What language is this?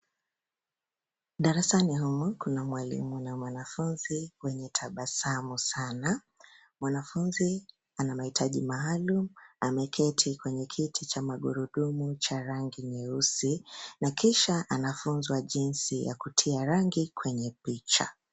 Swahili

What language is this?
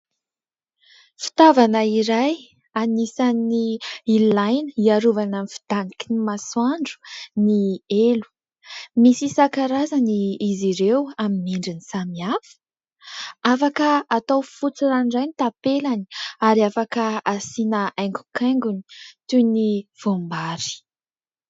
Malagasy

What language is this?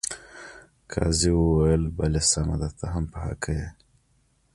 Pashto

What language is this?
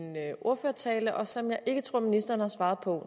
Danish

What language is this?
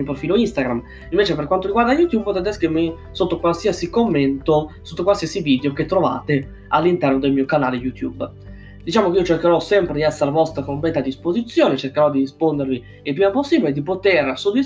Italian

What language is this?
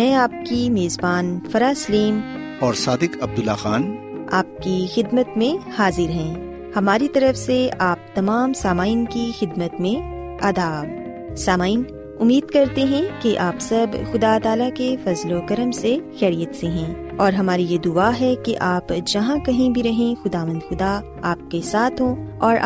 Urdu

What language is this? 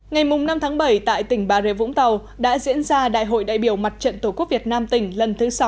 Vietnamese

